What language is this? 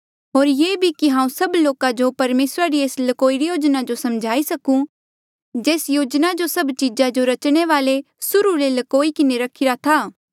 Mandeali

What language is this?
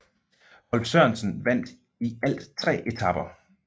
Danish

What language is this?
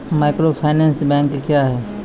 Maithili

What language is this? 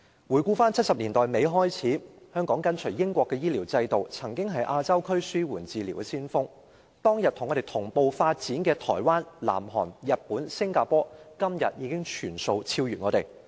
Cantonese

